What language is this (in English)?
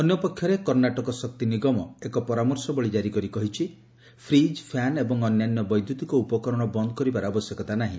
Odia